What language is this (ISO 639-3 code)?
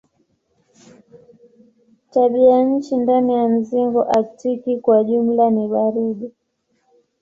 swa